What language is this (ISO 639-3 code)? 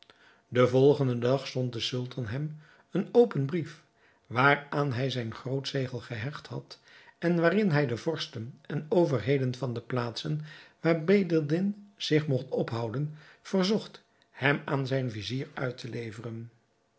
nld